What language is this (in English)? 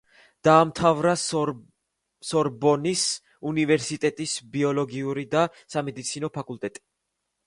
Georgian